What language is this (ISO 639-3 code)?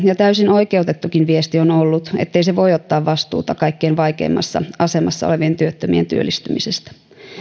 fin